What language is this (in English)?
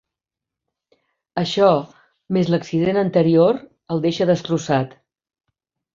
Catalan